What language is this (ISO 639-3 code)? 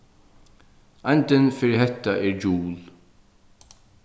fao